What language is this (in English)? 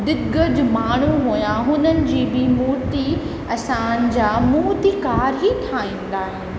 Sindhi